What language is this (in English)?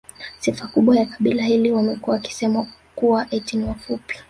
Swahili